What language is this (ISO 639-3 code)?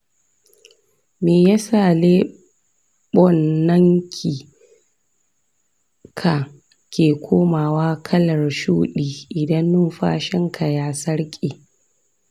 hau